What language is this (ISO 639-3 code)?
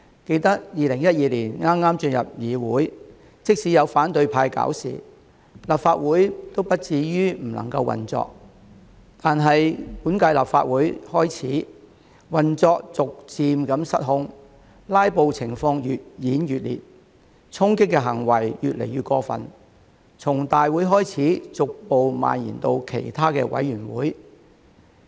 yue